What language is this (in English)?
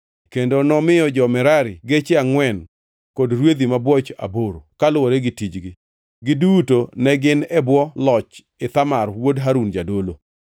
Luo (Kenya and Tanzania)